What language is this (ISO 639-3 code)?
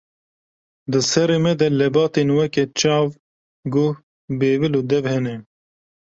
kur